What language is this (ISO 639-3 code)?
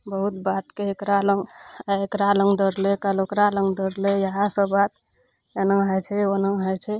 mai